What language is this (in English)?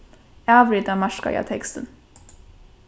Faroese